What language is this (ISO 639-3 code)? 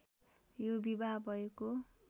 nep